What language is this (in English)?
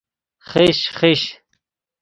Persian